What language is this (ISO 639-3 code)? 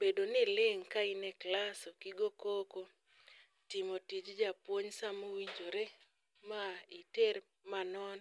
luo